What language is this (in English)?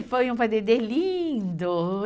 Portuguese